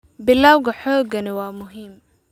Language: Somali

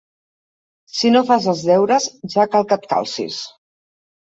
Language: Catalan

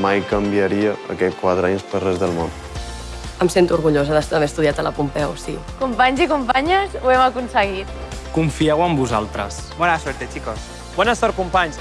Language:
Catalan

